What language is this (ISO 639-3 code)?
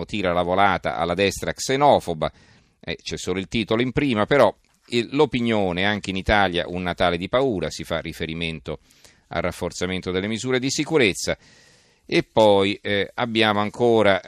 ita